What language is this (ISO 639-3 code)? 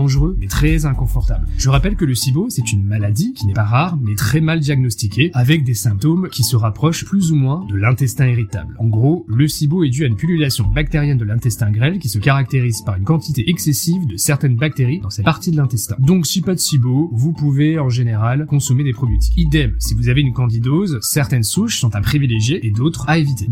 fra